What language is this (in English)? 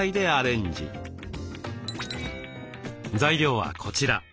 Japanese